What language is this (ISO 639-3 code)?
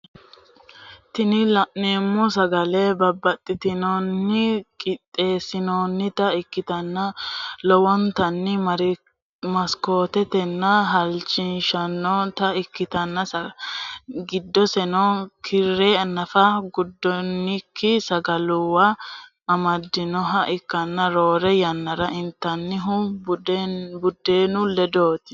sid